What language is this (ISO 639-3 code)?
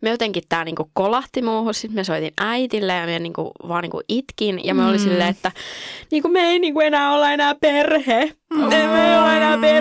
fin